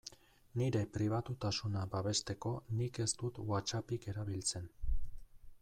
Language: Basque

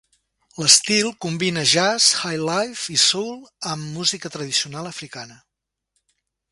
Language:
Catalan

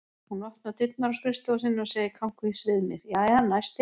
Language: Icelandic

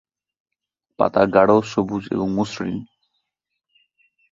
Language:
Bangla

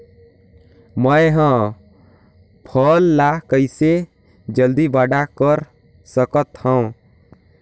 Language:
Chhattisgarhi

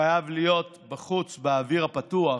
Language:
Hebrew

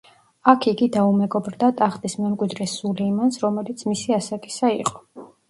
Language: Georgian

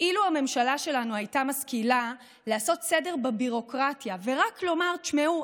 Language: Hebrew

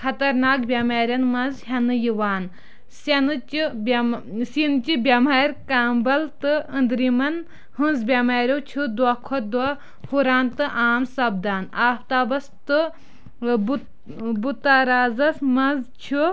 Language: Kashmiri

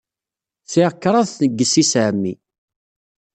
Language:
Kabyle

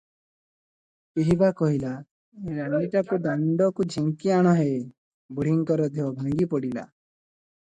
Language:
Odia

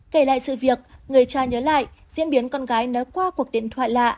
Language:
Vietnamese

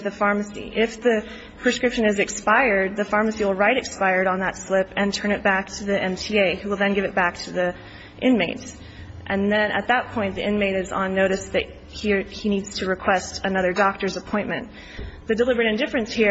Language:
English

